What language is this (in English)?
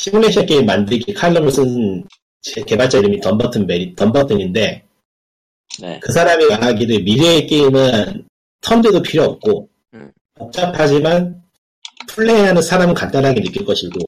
Korean